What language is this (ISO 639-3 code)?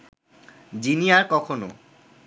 ben